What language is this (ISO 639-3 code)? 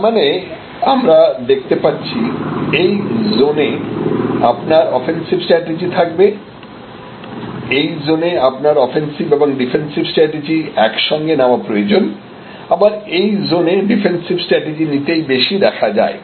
ben